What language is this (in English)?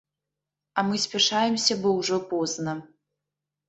Belarusian